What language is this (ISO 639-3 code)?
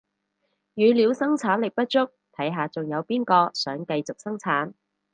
yue